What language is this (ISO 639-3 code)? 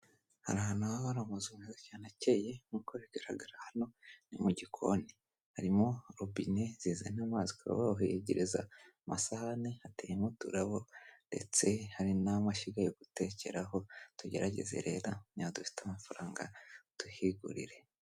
kin